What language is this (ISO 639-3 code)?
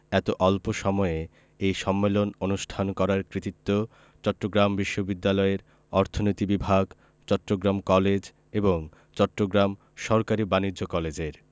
ben